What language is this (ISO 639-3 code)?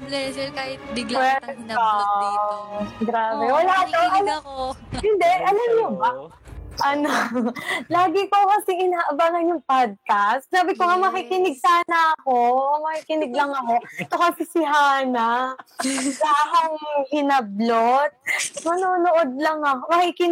fil